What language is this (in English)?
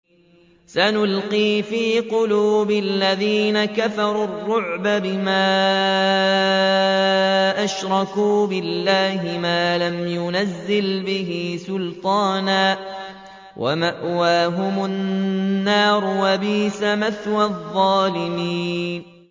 Arabic